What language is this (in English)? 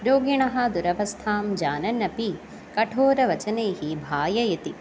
Sanskrit